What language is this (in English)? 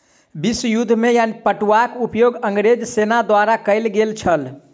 Maithili